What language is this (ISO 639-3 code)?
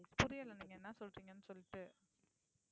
tam